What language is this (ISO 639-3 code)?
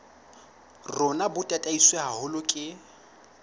sot